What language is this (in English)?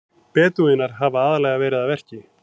Icelandic